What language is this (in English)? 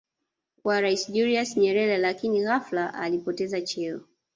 Swahili